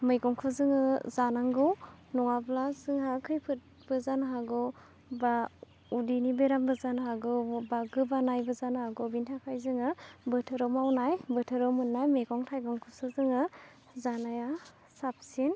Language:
Bodo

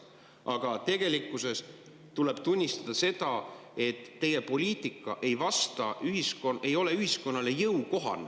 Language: Estonian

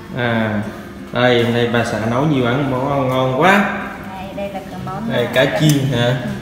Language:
Vietnamese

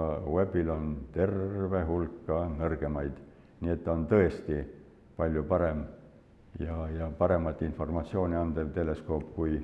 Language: Finnish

